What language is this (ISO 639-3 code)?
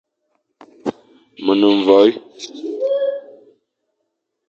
fan